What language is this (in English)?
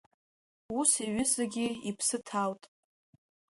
Abkhazian